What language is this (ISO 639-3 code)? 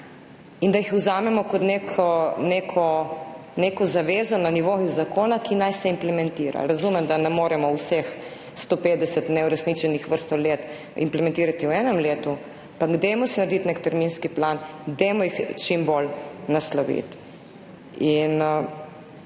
slv